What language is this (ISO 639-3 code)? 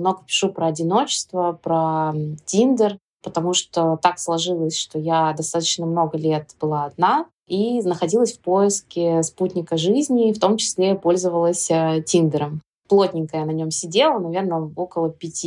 rus